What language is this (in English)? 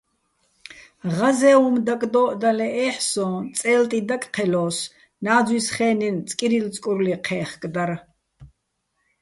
Bats